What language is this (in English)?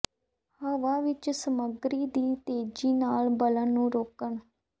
Punjabi